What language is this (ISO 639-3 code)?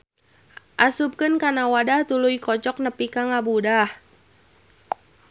sun